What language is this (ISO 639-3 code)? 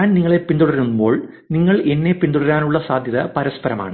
mal